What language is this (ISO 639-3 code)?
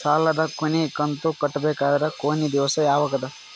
kan